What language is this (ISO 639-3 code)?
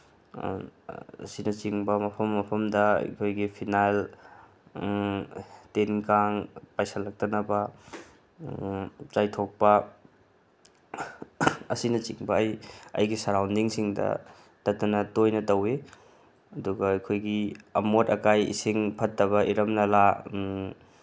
mni